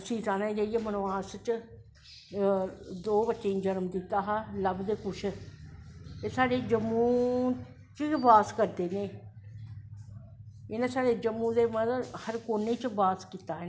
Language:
Dogri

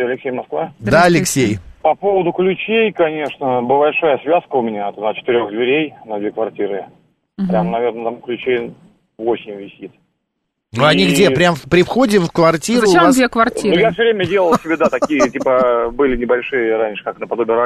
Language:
Russian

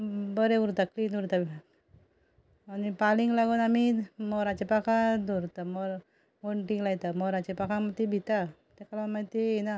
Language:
Konkani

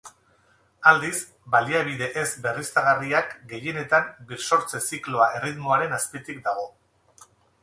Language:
Basque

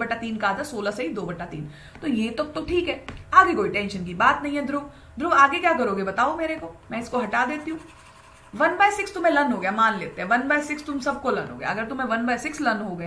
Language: Hindi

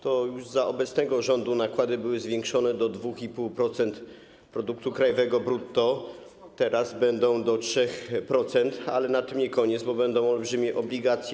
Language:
Polish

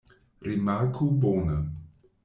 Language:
Esperanto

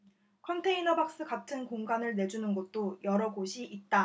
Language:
Korean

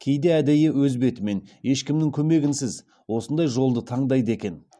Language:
Kazakh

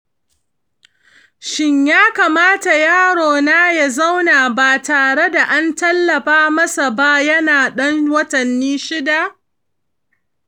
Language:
Hausa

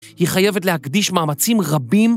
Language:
Hebrew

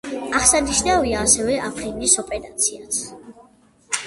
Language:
Georgian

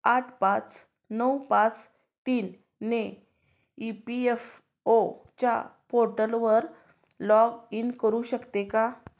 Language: Marathi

